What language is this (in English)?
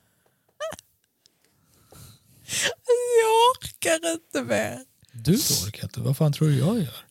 Swedish